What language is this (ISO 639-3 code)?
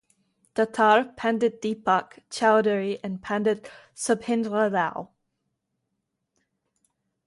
eng